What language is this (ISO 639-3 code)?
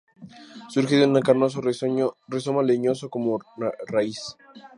spa